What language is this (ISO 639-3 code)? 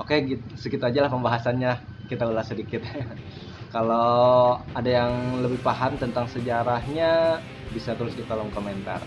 ind